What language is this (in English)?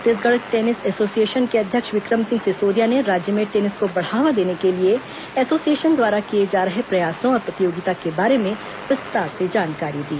Hindi